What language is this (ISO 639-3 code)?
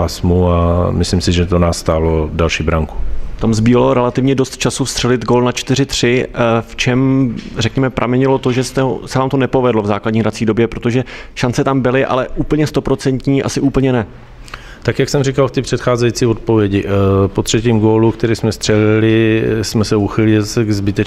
ces